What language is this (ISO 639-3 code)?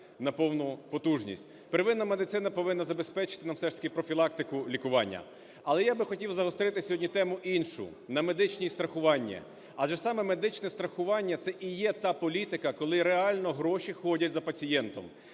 ukr